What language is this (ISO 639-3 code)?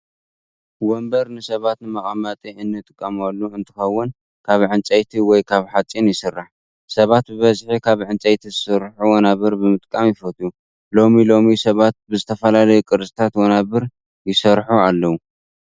tir